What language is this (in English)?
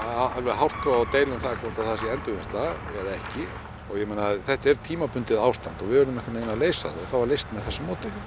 Icelandic